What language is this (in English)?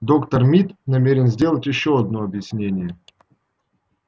Russian